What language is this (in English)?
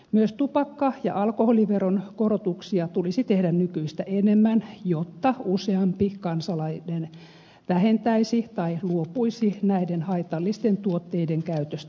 Finnish